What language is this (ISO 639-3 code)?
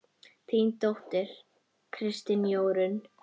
isl